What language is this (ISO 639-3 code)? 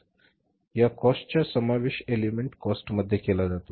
mar